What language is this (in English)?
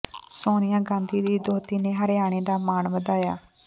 Punjabi